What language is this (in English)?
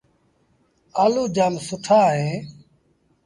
Sindhi Bhil